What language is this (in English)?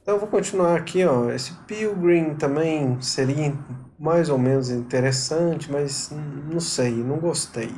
Portuguese